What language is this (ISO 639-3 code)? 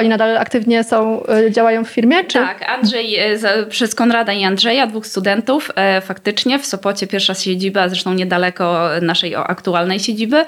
pol